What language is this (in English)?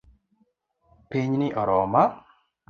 Luo (Kenya and Tanzania)